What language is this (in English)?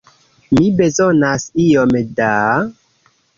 Esperanto